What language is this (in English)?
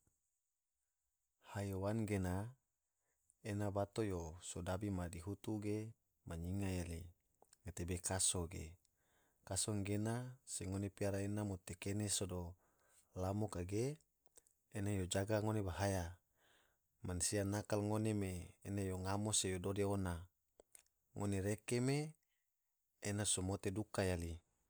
Tidore